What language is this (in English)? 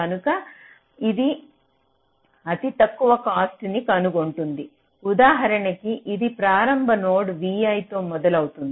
Telugu